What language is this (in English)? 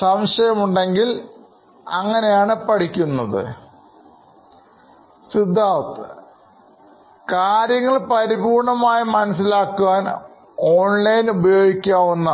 Malayalam